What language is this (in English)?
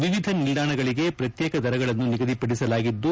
Kannada